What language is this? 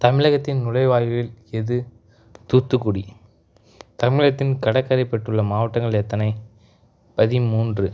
Tamil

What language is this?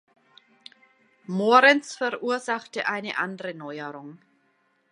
German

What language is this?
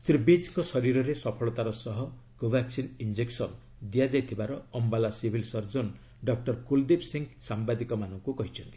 Odia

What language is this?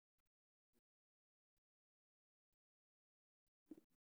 Somali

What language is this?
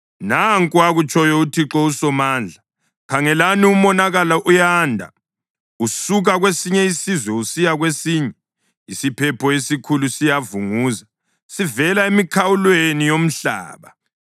North Ndebele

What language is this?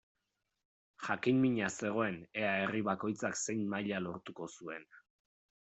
Basque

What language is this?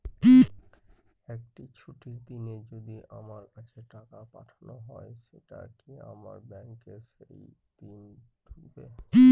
Bangla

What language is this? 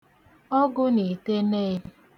Igbo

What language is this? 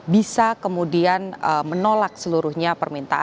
Indonesian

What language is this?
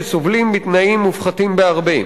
Hebrew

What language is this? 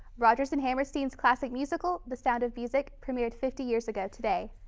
English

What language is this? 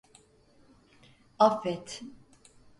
Turkish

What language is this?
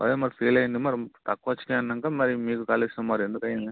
Telugu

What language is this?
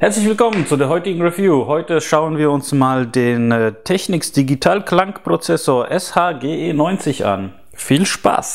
German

